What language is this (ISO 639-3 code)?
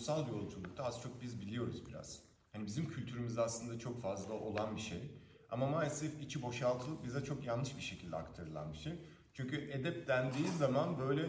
tur